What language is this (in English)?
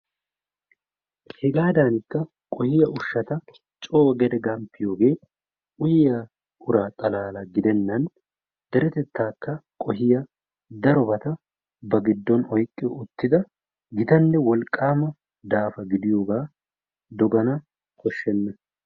Wolaytta